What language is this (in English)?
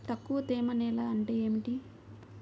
Telugu